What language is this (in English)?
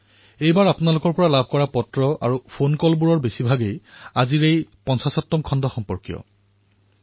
Assamese